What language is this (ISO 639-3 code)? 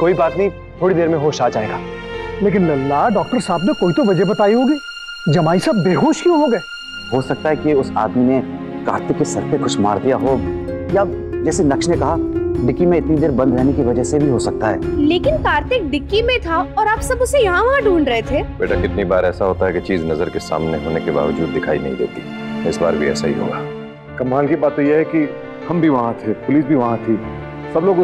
hin